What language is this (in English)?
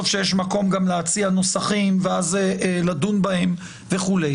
Hebrew